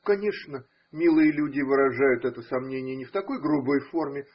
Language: Russian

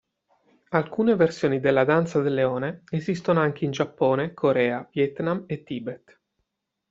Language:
Italian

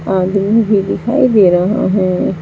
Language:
Hindi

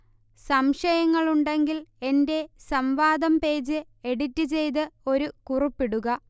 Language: Malayalam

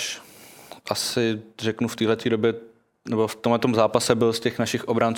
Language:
Czech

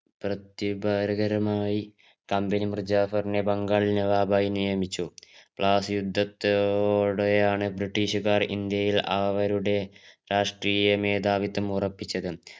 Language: Malayalam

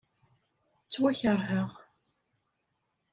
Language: Kabyle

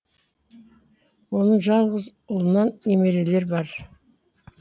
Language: Kazakh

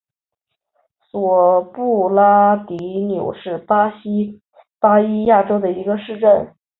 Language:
Chinese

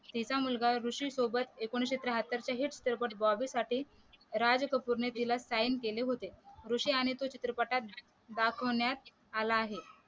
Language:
Marathi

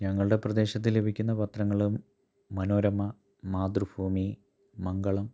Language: Malayalam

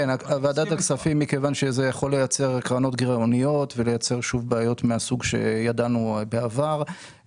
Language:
Hebrew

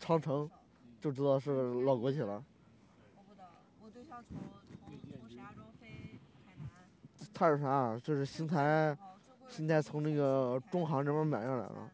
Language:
Chinese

